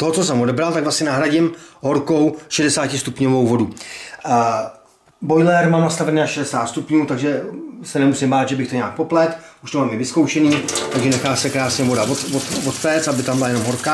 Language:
Czech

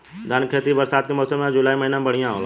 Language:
Bhojpuri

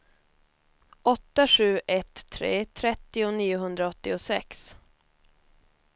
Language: Swedish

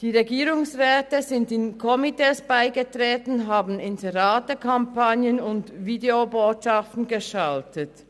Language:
Swiss German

